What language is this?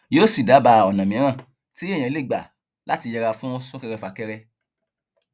Yoruba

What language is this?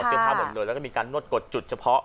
Thai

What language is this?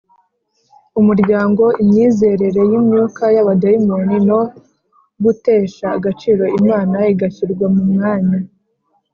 Kinyarwanda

